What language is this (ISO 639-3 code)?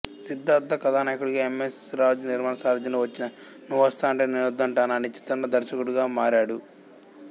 tel